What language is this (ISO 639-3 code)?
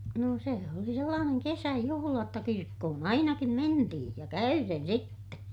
fin